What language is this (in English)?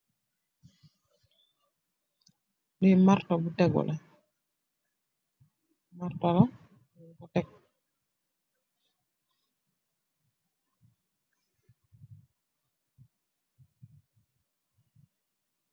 Wolof